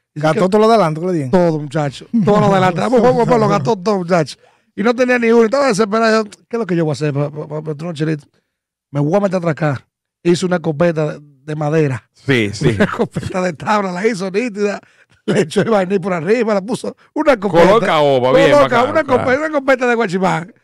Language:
Spanish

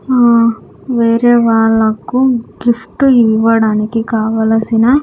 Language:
Telugu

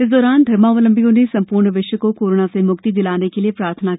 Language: Hindi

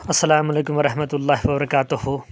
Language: Kashmiri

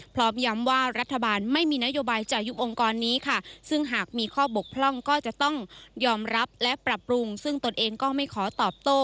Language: Thai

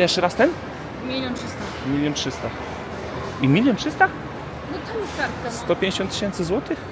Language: Polish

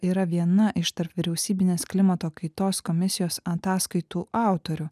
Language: Lithuanian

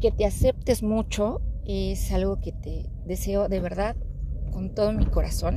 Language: Spanish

